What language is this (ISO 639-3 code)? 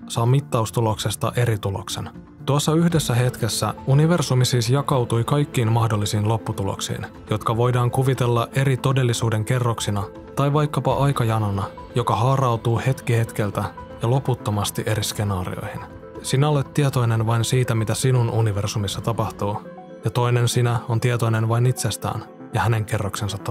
fin